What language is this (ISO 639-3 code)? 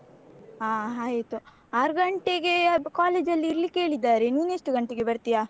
kan